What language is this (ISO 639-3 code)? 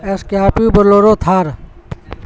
urd